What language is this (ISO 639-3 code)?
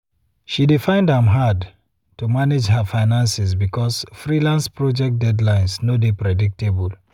pcm